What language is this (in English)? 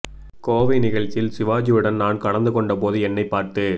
Tamil